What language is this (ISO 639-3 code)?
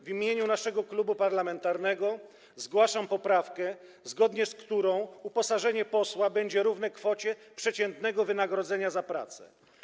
pol